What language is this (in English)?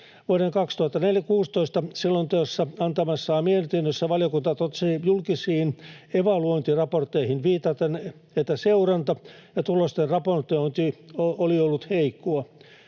Finnish